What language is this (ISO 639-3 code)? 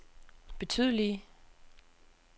dan